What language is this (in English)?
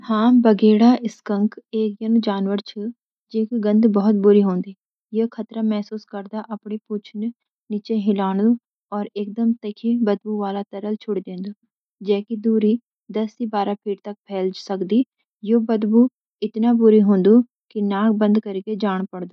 Garhwali